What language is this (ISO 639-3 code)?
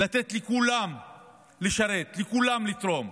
heb